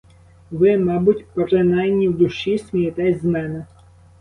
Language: Ukrainian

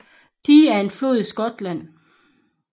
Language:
Danish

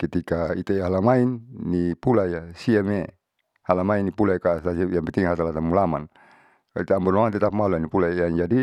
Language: Saleman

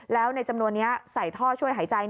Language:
Thai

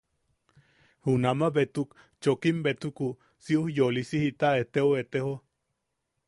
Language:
Yaqui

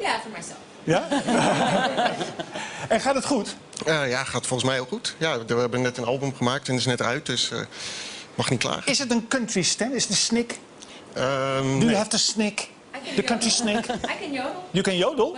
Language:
Dutch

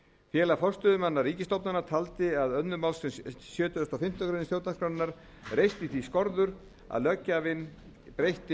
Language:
Icelandic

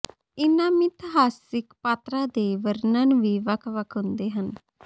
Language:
Punjabi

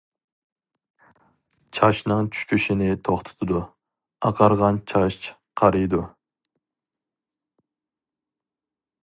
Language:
Uyghur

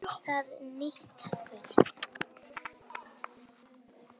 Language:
Icelandic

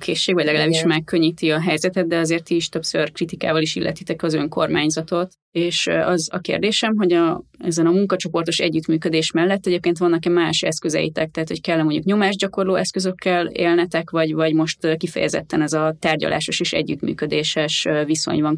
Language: Hungarian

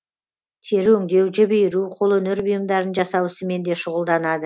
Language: Kazakh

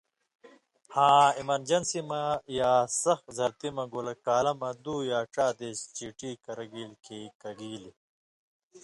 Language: Indus Kohistani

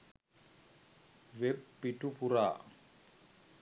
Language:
Sinhala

